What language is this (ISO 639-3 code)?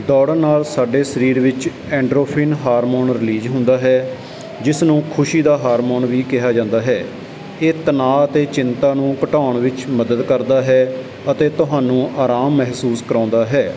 pan